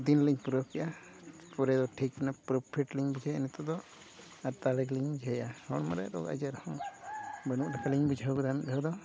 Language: Santali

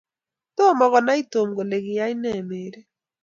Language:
Kalenjin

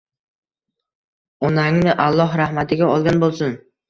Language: Uzbek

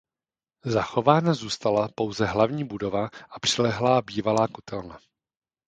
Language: Czech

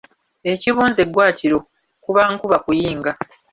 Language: Ganda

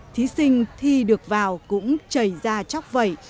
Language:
Vietnamese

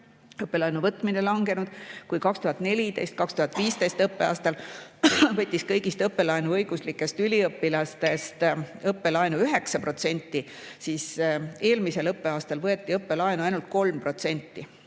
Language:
Estonian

